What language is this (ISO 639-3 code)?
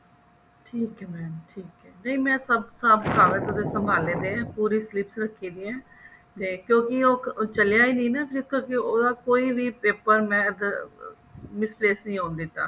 pan